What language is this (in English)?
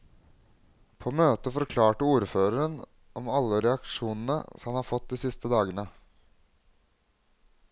Norwegian